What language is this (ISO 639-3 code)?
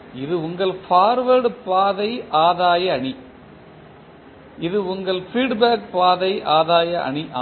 tam